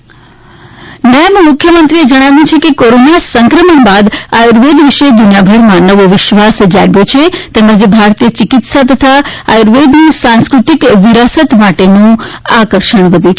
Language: Gujarati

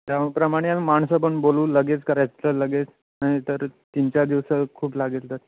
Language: Marathi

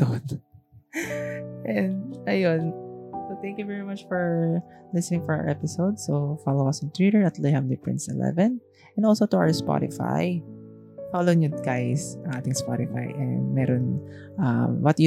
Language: Filipino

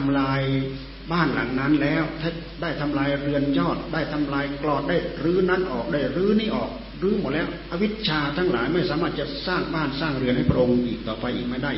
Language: Thai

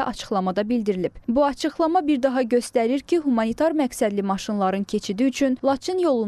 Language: Turkish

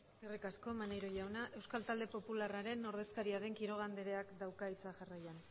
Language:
Basque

